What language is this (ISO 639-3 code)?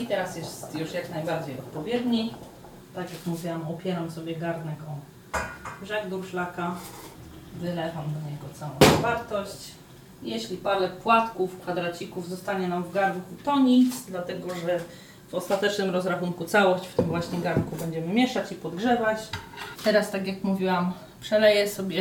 pol